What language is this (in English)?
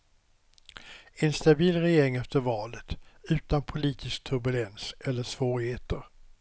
Swedish